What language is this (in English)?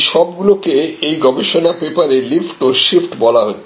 Bangla